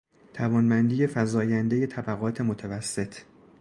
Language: Persian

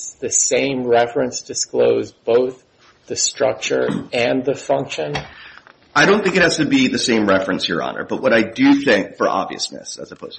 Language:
English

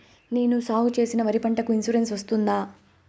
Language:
Telugu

